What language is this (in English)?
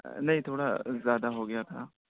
Urdu